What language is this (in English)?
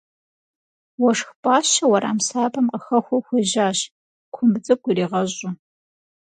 Kabardian